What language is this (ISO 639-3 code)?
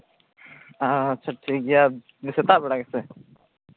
sat